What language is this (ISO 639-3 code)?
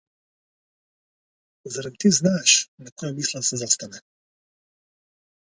mkd